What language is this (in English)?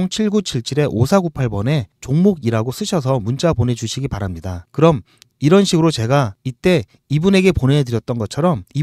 Korean